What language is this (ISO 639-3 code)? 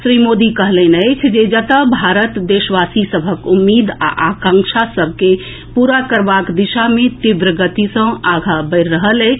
mai